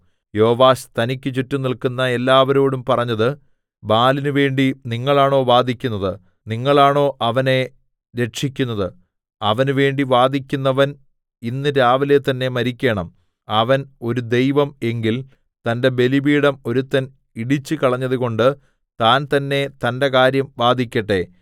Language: Malayalam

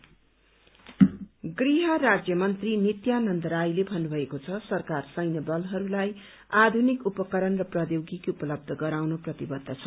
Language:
Nepali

